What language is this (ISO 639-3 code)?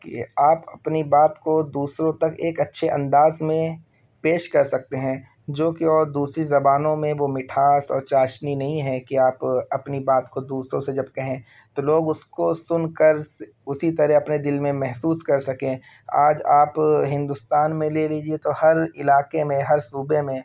urd